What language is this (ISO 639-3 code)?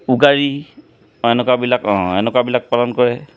asm